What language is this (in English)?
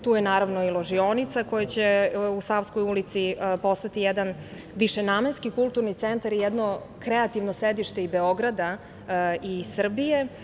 Serbian